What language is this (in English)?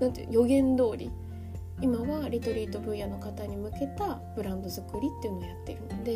Japanese